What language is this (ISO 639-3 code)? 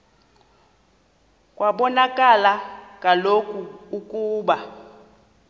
xho